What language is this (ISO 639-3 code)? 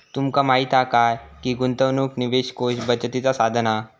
mar